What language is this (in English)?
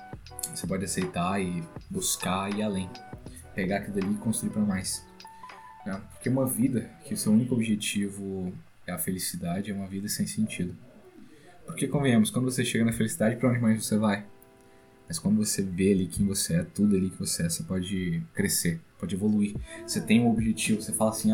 Portuguese